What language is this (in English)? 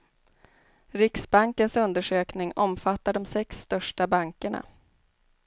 Swedish